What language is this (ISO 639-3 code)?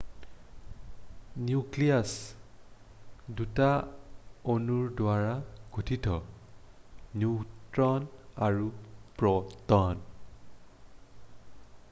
asm